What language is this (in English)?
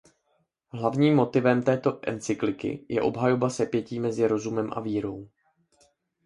Czech